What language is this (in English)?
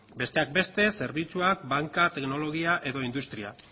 Basque